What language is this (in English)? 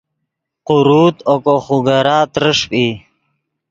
Yidgha